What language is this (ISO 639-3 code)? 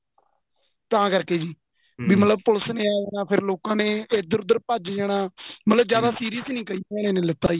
pan